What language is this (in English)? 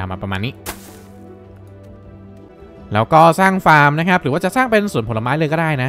Thai